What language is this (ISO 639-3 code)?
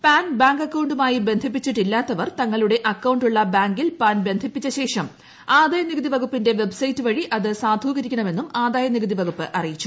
mal